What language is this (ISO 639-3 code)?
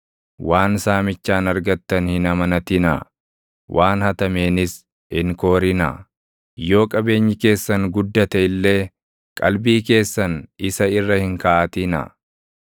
orm